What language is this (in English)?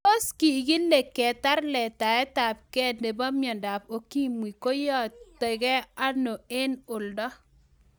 Kalenjin